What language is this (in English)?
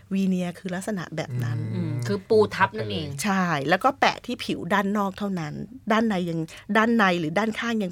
Thai